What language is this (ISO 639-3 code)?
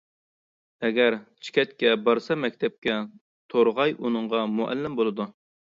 uig